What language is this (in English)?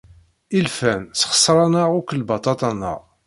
Kabyle